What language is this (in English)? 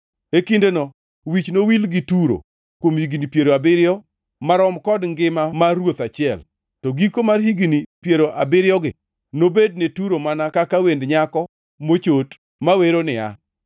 Luo (Kenya and Tanzania)